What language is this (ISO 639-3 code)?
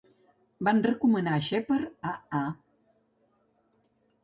cat